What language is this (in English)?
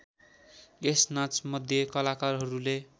Nepali